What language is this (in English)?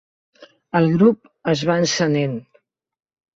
Catalan